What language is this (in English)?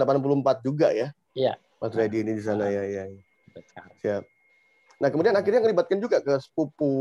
Indonesian